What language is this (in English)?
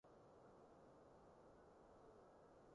Cantonese